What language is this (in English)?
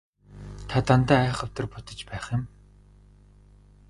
Mongolian